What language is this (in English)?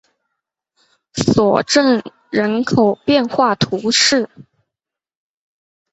Chinese